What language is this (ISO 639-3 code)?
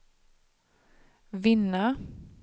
swe